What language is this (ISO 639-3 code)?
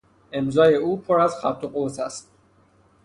fas